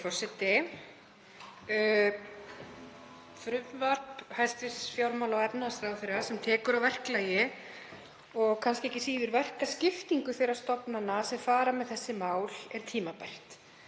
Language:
Icelandic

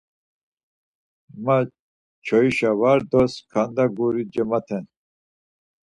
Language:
Laz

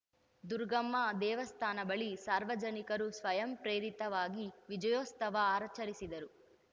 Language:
Kannada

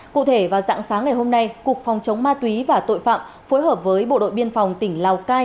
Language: Vietnamese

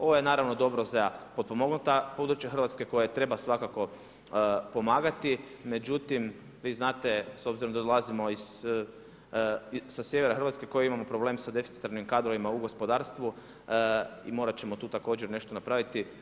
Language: Croatian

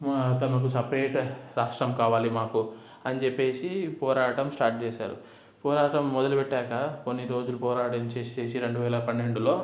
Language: Telugu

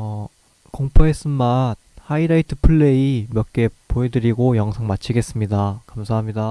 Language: Korean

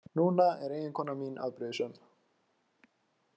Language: Icelandic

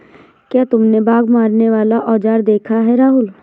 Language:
Hindi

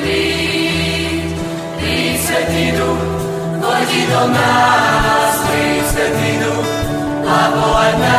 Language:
Slovak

